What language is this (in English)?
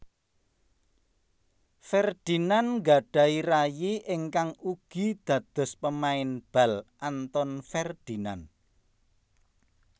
Javanese